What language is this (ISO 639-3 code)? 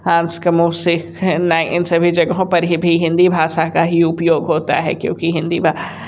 hin